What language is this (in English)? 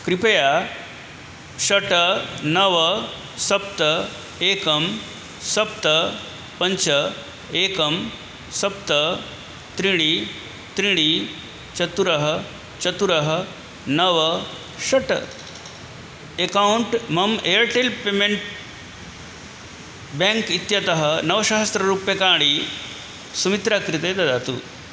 Sanskrit